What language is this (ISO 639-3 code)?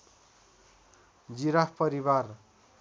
nep